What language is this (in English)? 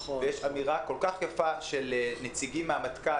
Hebrew